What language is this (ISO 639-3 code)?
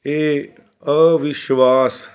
pan